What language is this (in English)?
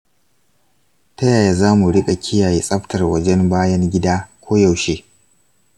Hausa